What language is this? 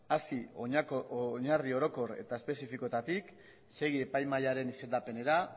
Basque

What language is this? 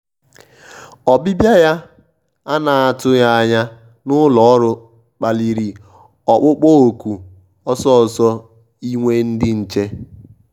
Igbo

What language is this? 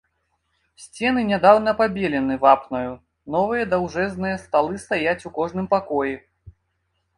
Belarusian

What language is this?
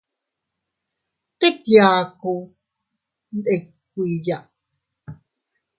Teutila Cuicatec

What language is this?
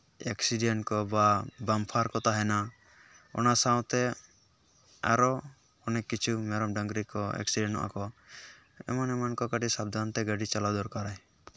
Santali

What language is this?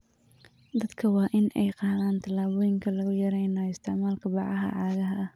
Somali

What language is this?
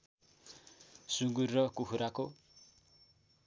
Nepali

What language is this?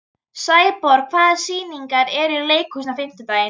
Icelandic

